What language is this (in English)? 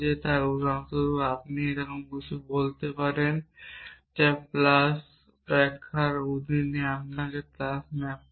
Bangla